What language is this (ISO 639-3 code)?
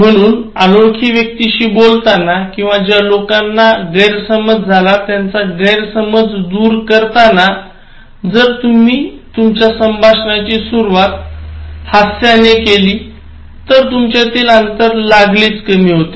mar